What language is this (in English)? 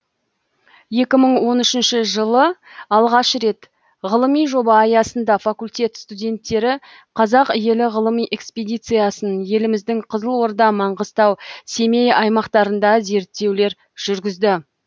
Kazakh